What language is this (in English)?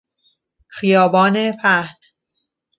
Persian